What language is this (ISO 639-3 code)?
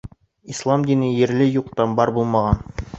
bak